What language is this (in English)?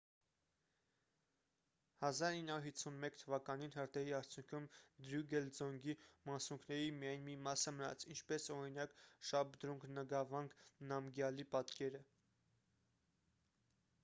Armenian